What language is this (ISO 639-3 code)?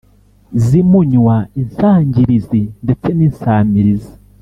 kin